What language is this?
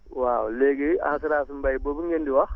Wolof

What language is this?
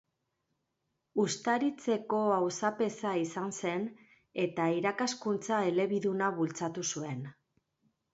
Basque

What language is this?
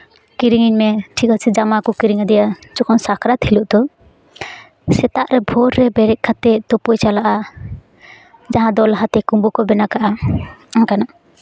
Santali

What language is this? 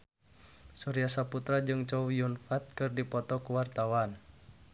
Sundanese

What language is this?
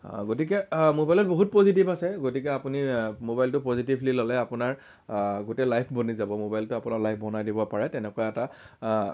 Assamese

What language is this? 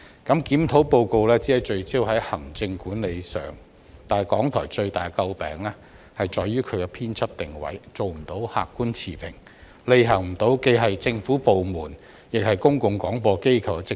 Cantonese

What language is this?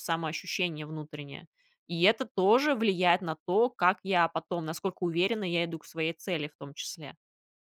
Russian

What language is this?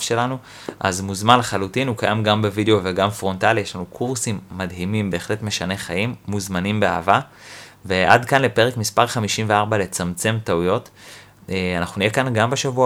Hebrew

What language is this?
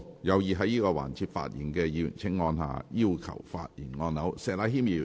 Cantonese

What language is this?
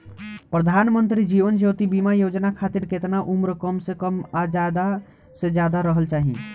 Bhojpuri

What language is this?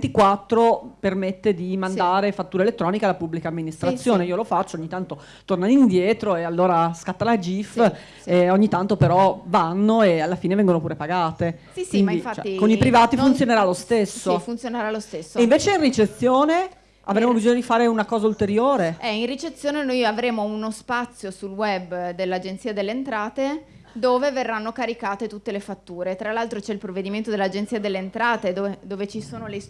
Italian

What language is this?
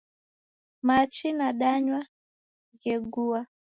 Taita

